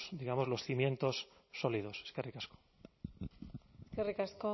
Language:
Basque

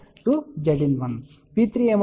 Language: Telugu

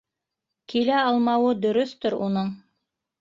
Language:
Bashkir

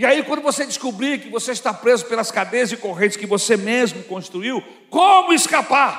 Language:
Portuguese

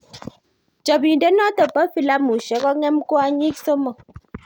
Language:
Kalenjin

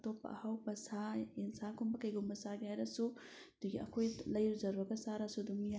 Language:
Manipuri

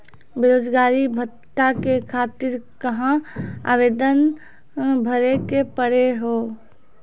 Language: Maithili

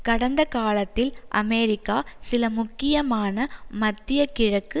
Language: Tamil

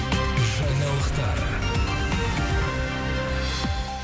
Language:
Kazakh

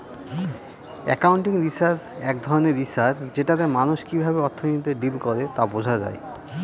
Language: Bangla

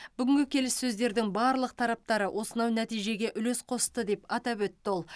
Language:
Kazakh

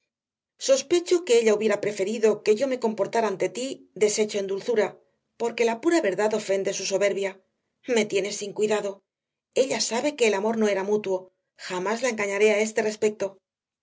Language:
Spanish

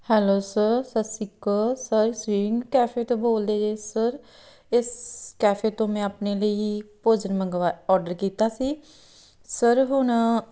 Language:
Punjabi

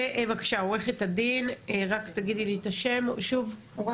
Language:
Hebrew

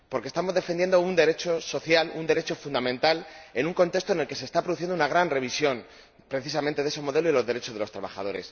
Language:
Spanish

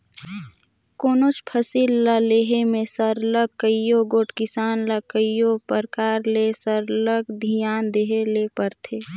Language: Chhattisgarhi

